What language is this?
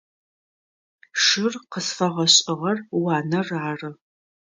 Adyghe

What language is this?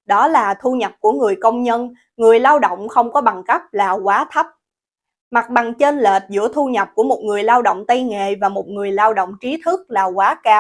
Vietnamese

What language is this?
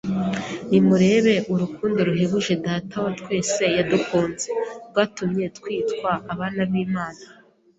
Kinyarwanda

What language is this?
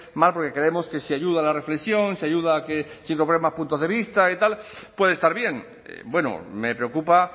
Spanish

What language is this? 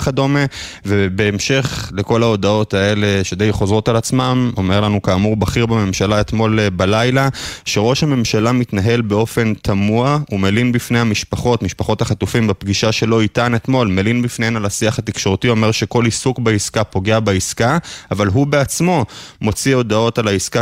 Hebrew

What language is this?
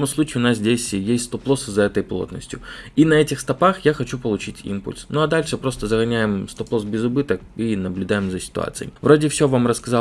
Russian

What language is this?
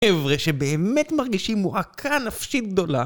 Hebrew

